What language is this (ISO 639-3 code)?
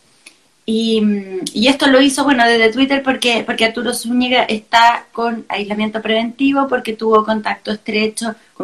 spa